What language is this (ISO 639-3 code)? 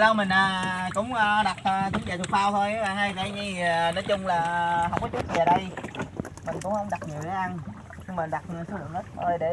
vie